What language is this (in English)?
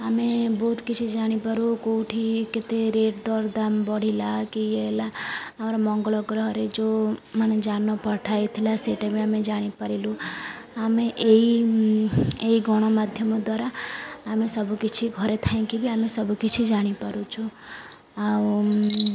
Odia